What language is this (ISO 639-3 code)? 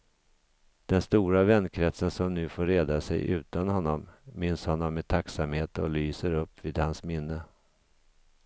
swe